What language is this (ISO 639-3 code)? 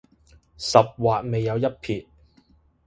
yue